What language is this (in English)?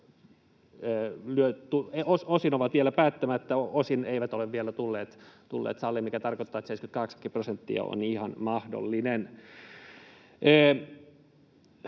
Finnish